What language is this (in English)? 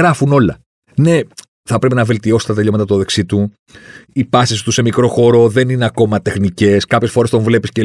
Greek